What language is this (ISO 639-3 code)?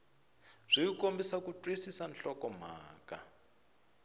tso